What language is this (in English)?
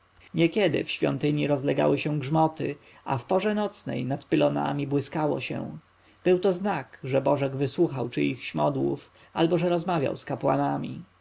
Polish